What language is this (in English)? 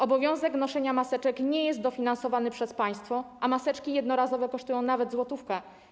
Polish